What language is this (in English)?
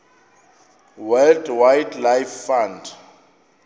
Xhosa